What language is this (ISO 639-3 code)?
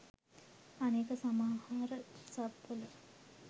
sin